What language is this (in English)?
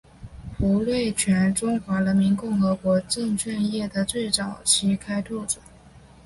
Chinese